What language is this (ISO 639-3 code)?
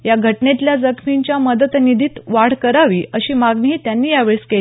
mar